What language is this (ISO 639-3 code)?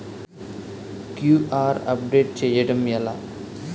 tel